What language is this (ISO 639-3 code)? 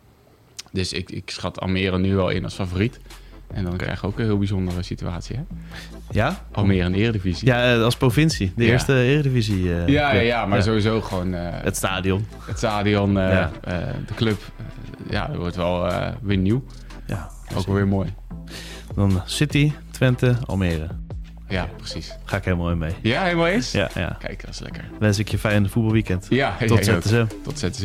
nld